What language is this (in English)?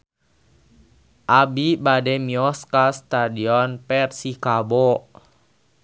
Sundanese